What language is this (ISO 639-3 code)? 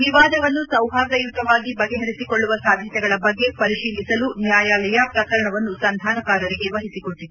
kan